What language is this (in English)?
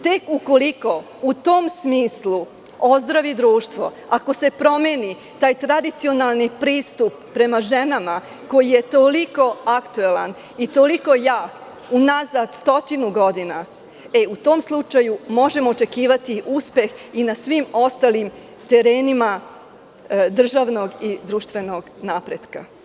Serbian